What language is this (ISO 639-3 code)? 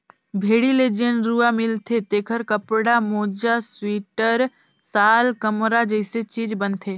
hne